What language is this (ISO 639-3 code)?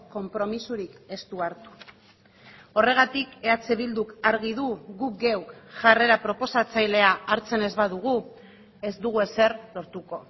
eus